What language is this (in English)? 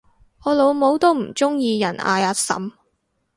Cantonese